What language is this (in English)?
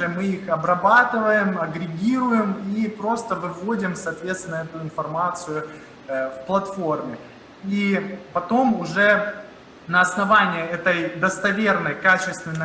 Russian